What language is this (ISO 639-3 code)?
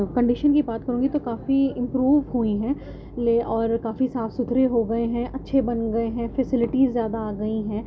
urd